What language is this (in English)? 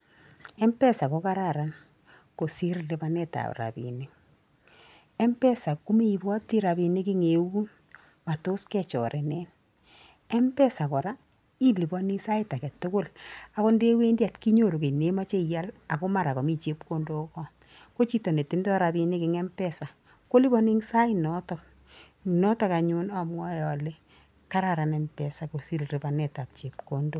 Kalenjin